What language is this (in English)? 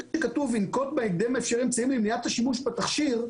Hebrew